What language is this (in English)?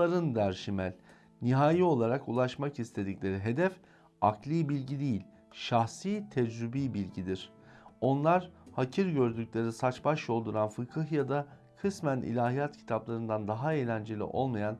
Turkish